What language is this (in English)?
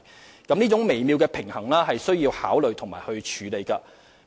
Cantonese